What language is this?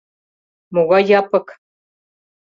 Mari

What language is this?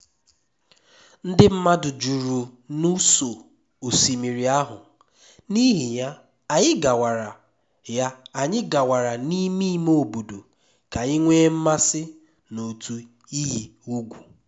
Igbo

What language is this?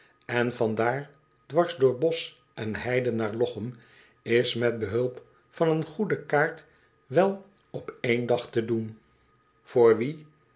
Dutch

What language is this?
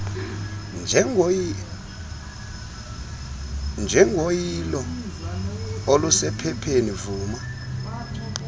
Xhosa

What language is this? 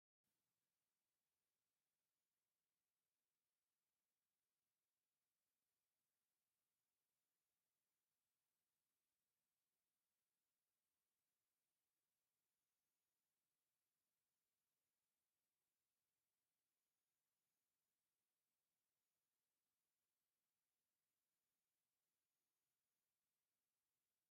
Tigrinya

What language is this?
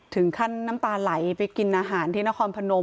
Thai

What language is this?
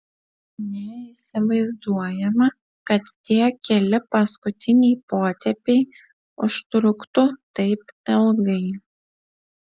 Lithuanian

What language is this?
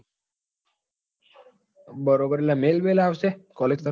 Gujarati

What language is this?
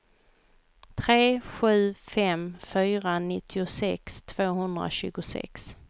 Swedish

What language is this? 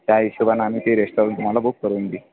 Marathi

